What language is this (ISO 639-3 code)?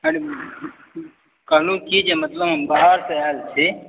mai